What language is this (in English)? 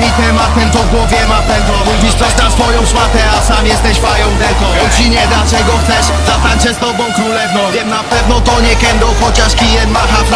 Polish